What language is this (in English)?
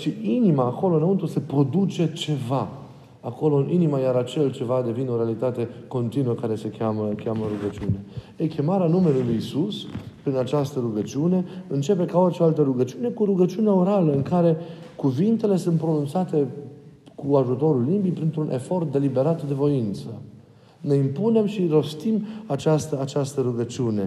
Romanian